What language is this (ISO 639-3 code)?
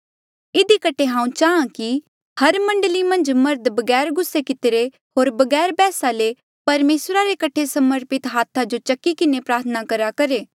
mjl